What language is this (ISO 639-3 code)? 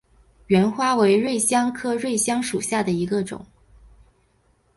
zho